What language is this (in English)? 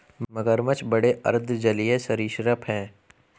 Hindi